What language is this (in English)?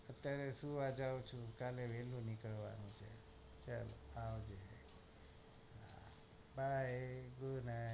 Gujarati